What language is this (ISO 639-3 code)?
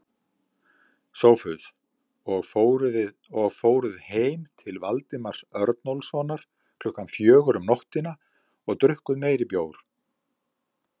isl